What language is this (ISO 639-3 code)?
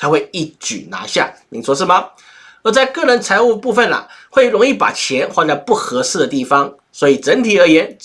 zho